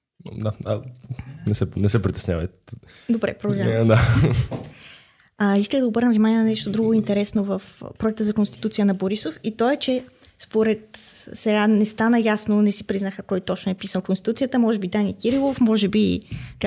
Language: Bulgarian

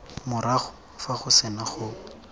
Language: Tswana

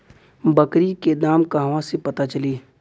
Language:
Bhojpuri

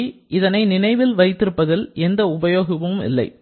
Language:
Tamil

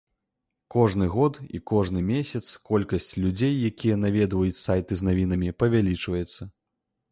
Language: Belarusian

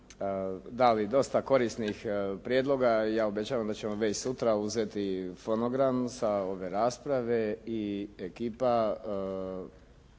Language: Croatian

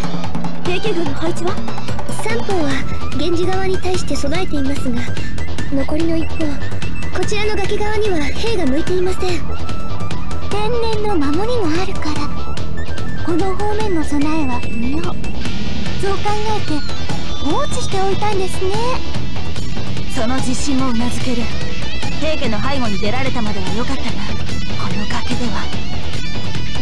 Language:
Japanese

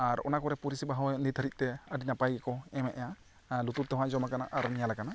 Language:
Santali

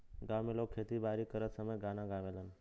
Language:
Bhojpuri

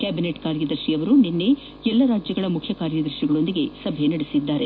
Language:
Kannada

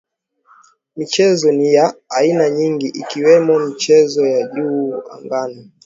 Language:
Swahili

